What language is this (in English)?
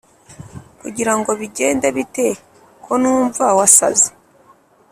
Kinyarwanda